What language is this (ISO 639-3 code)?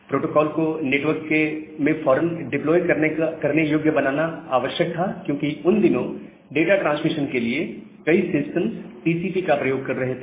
hin